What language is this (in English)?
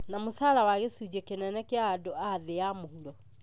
Kikuyu